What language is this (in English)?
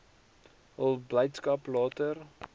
Afrikaans